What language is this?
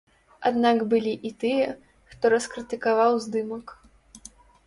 Belarusian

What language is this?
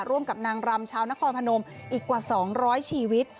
Thai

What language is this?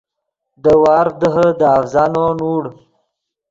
Yidgha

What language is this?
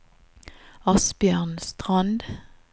Norwegian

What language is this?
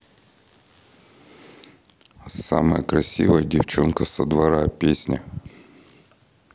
Russian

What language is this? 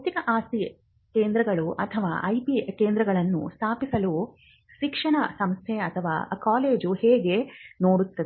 Kannada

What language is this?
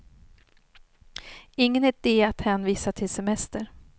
Swedish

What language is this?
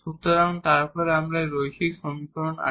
Bangla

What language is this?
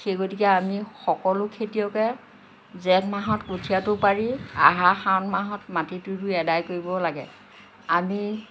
Assamese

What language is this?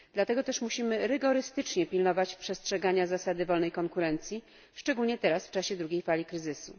Polish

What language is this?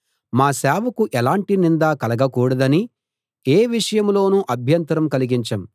Telugu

